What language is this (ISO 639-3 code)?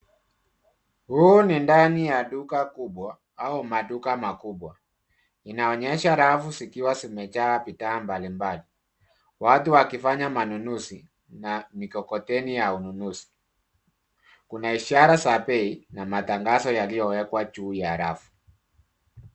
swa